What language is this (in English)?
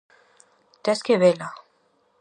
Galician